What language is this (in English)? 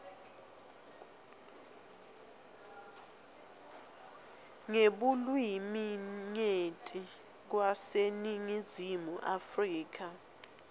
Swati